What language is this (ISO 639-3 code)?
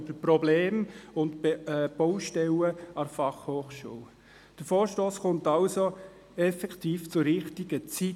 gsw